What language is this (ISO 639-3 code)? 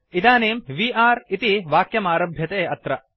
san